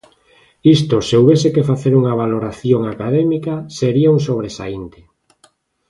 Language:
Galician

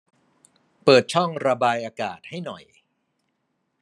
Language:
Thai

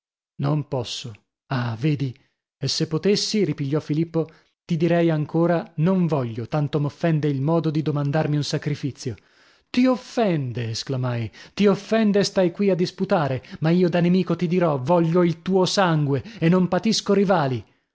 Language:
Italian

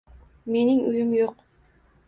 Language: Uzbek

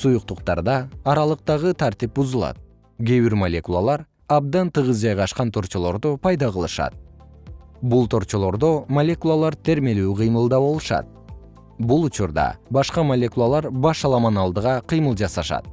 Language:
Kyrgyz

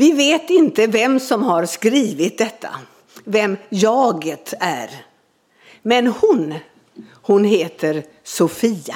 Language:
Swedish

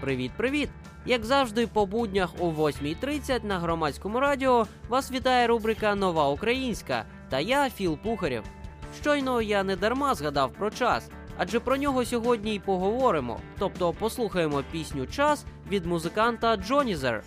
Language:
Ukrainian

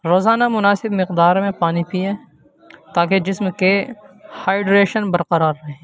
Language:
Urdu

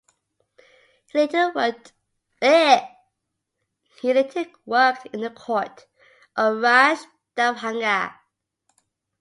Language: English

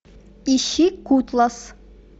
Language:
Russian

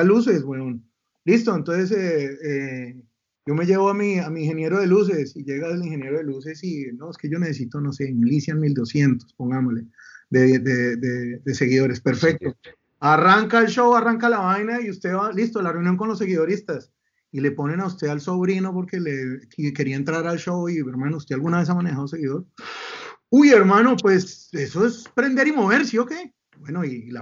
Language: Spanish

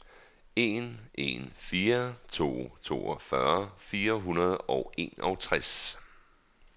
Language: Danish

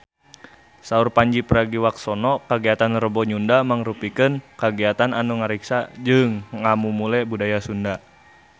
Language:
Sundanese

